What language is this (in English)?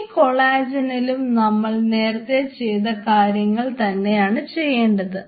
Malayalam